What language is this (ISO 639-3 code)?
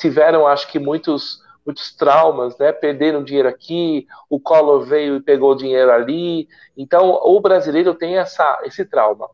por